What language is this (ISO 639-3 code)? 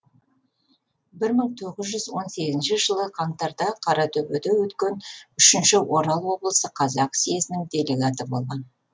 kaz